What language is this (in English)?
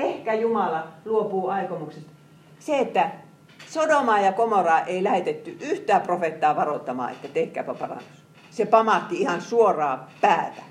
Finnish